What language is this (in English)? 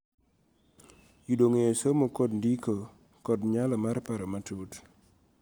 Luo (Kenya and Tanzania)